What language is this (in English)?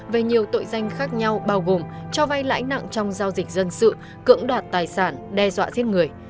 Vietnamese